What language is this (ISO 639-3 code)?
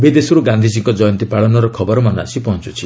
ori